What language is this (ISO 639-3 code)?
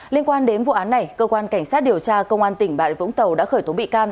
vie